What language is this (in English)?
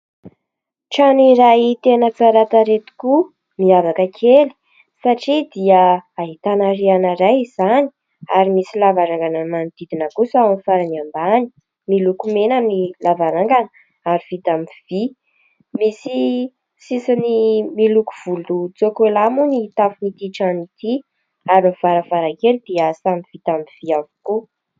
Malagasy